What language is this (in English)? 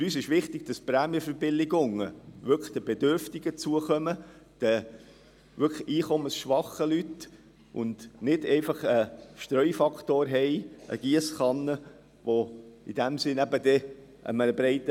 Swiss German